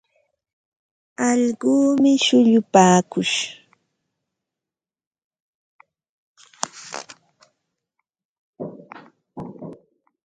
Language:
Ambo-Pasco Quechua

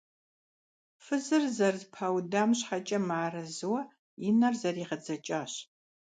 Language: Kabardian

